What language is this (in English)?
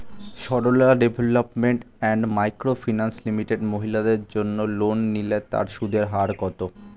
Bangla